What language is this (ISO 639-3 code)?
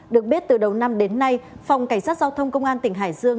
vie